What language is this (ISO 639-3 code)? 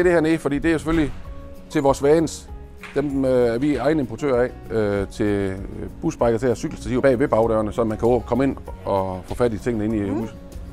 dan